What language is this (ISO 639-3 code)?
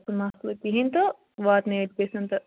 kas